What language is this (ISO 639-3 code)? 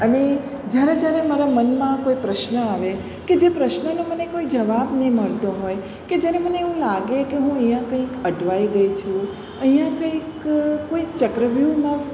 guj